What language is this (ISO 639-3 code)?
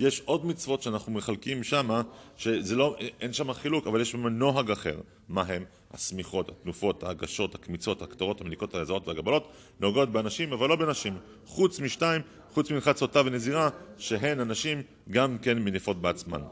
heb